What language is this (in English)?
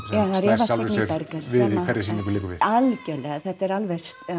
Icelandic